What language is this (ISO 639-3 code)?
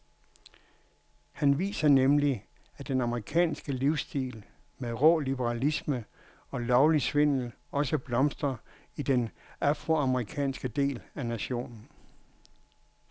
dan